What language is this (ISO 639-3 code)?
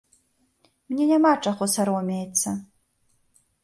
bel